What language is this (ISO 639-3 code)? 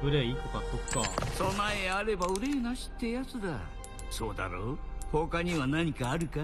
jpn